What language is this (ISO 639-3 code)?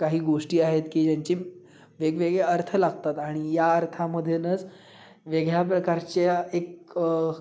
mar